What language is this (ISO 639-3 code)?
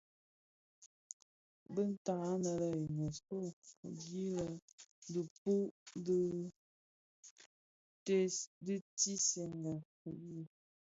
ksf